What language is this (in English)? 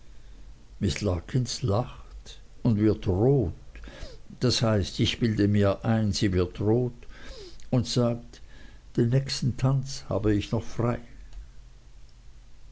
German